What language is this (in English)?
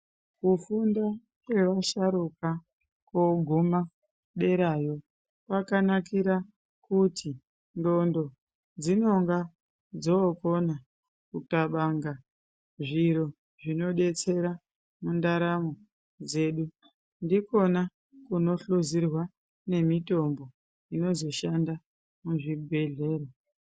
Ndau